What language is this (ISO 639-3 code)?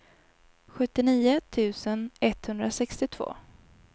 swe